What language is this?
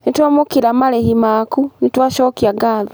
Kikuyu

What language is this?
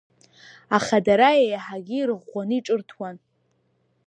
Abkhazian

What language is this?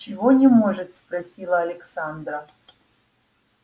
Russian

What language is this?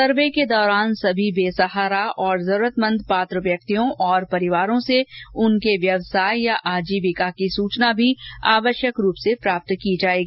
Hindi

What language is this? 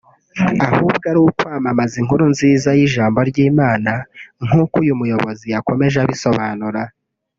Kinyarwanda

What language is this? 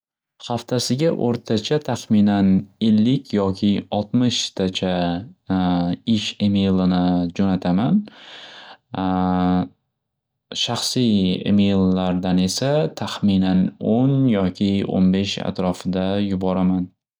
Uzbek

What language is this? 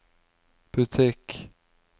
Norwegian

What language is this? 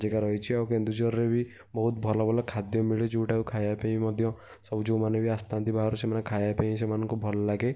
Odia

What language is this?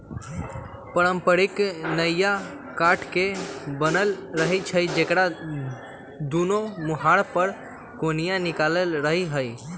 Magahi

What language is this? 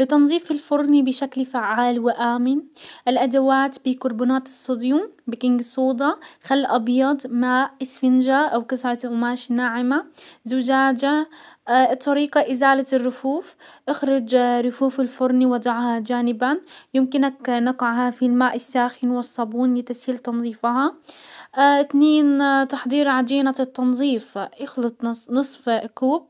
Hijazi Arabic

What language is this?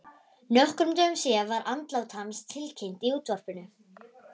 Icelandic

